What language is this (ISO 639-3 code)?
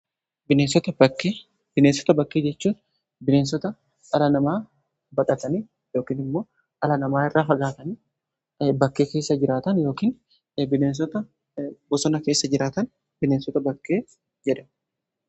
orm